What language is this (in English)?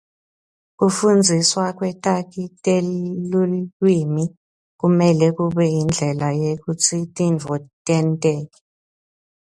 Swati